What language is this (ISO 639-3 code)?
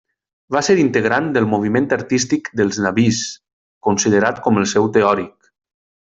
cat